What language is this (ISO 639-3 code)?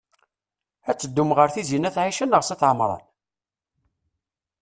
kab